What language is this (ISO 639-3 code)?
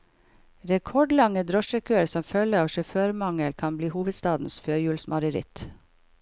nor